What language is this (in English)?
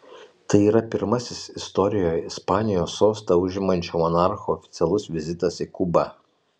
Lithuanian